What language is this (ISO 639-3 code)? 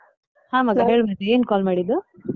kan